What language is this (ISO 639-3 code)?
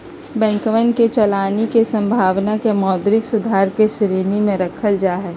mag